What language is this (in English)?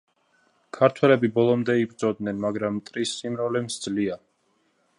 Georgian